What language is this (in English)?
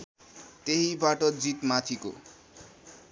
Nepali